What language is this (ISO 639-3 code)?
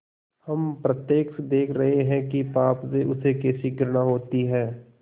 hin